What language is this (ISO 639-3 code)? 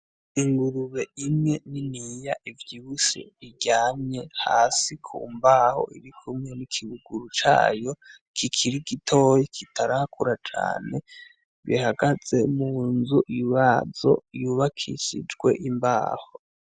run